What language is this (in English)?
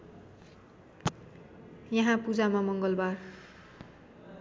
Nepali